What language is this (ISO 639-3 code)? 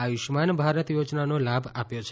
guj